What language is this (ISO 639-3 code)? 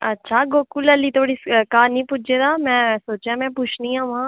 doi